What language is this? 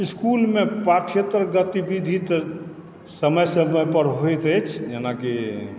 Maithili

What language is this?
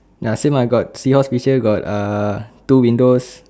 English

